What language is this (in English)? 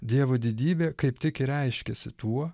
Lithuanian